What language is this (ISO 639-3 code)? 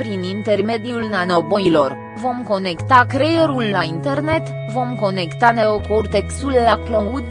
ron